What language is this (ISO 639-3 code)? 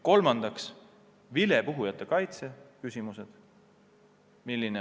est